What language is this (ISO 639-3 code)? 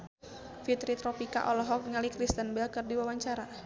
sun